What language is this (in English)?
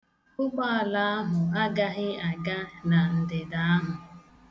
Igbo